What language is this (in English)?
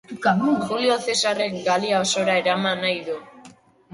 Basque